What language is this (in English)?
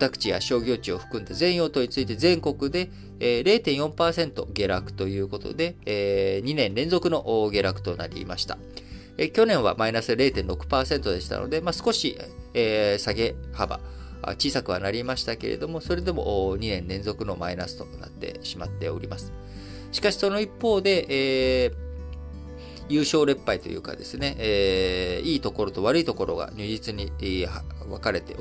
Japanese